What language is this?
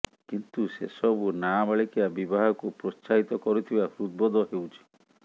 Odia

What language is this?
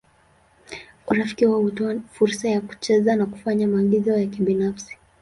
Swahili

